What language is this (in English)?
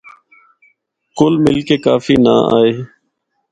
Northern Hindko